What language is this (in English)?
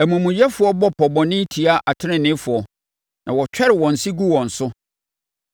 Akan